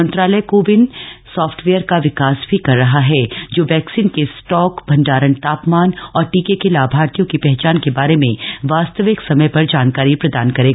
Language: Hindi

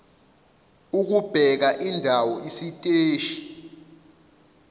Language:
Zulu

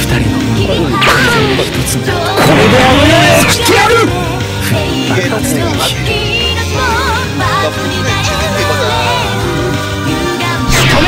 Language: Japanese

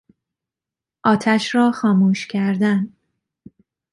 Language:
Persian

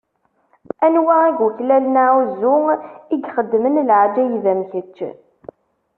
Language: Kabyle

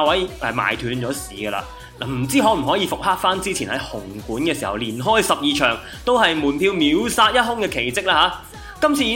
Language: Chinese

